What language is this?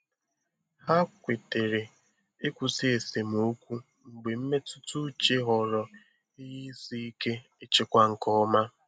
Igbo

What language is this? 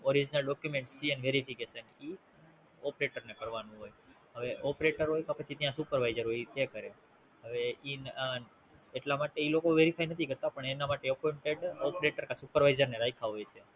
Gujarati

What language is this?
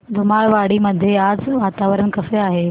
Marathi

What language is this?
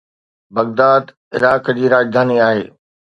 Sindhi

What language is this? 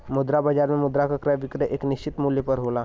Bhojpuri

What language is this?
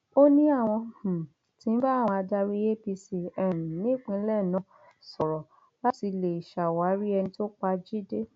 Yoruba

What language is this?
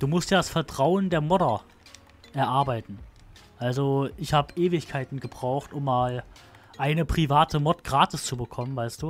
German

